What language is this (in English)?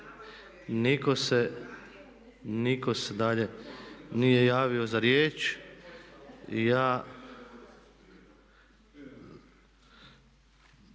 Croatian